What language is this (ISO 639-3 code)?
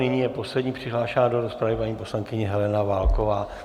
ces